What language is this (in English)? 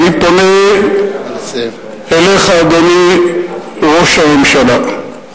Hebrew